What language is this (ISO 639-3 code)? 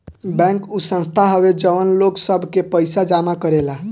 bho